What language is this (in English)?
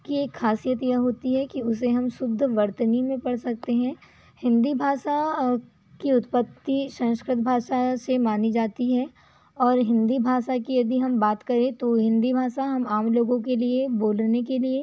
Hindi